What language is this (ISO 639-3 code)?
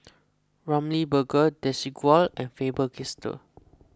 eng